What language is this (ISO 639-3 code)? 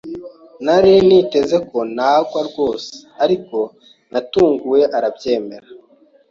kin